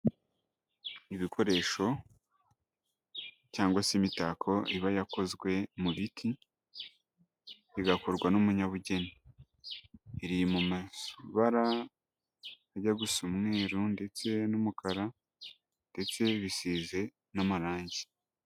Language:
Kinyarwanda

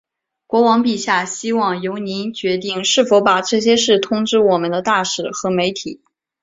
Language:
Chinese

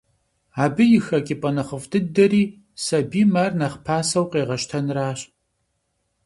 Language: Kabardian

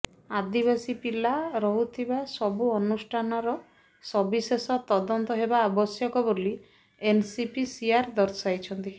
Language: Odia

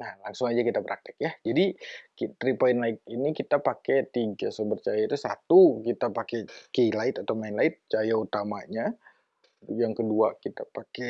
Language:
Indonesian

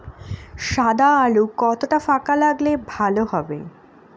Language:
Bangla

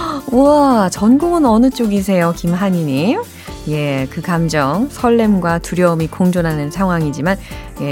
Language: Korean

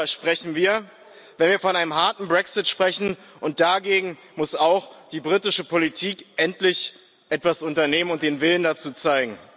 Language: German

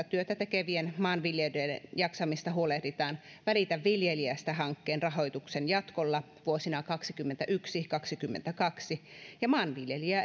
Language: Finnish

